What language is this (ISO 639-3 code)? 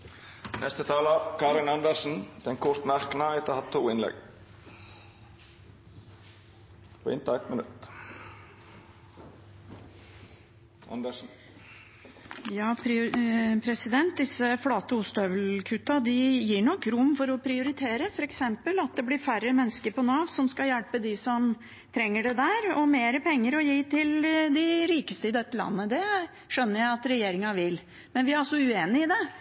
nor